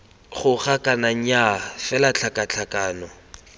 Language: Tswana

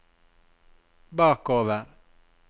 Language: Norwegian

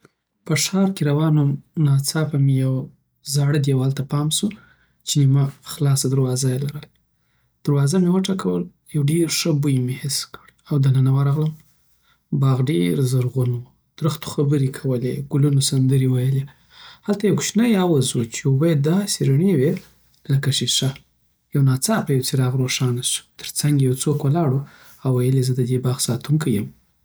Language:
Southern Pashto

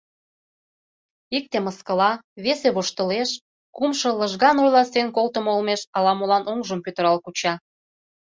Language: Mari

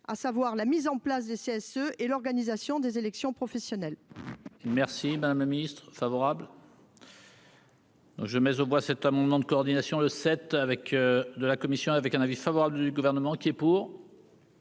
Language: French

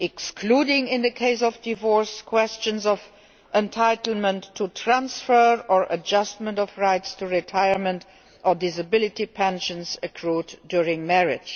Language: English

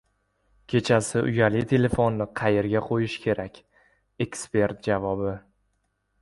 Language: Uzbek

